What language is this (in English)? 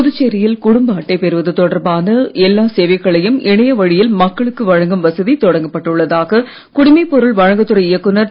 Tamil